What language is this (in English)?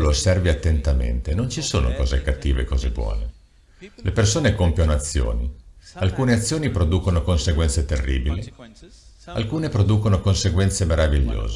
Italian